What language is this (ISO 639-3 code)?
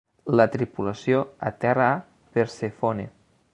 cat